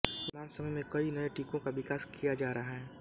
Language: Hindi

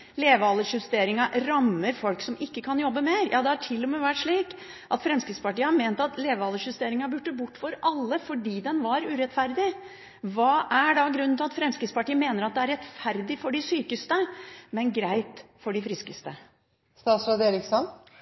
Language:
Norwegian Bokmål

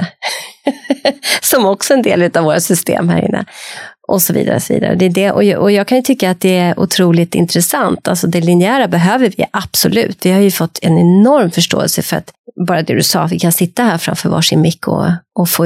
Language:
Swedish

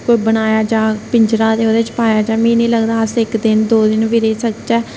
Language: Dogri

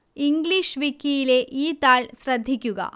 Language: Malayalam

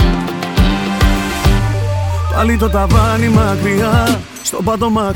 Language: Greek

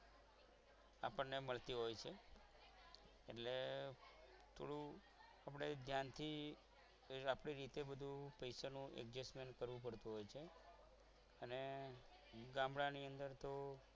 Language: Gujarati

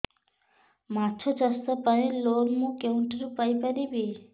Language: Odia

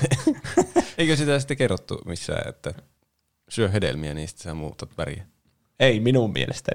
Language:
Finnish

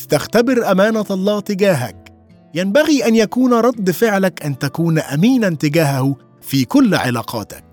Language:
Arabic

